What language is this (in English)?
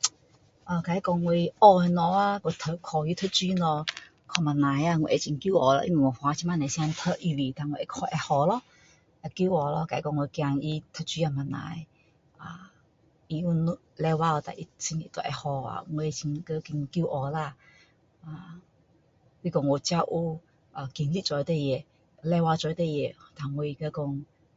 Min Dong Chinese